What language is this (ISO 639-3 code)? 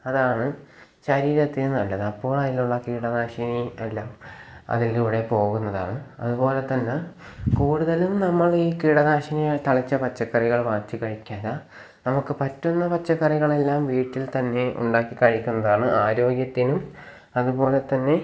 mal